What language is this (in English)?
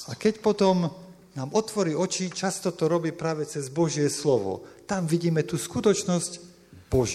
Slovak